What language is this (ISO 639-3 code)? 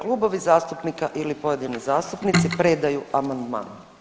hrv